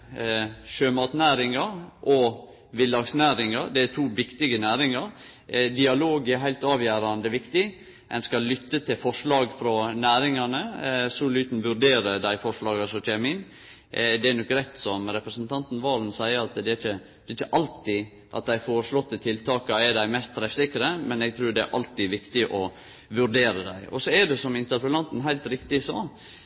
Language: Norwegian Nynorsk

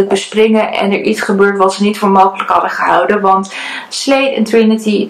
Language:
Dutch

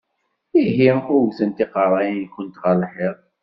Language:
Kabyle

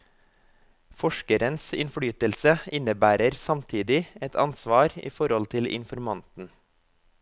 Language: Norwegian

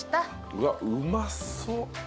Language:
Japanese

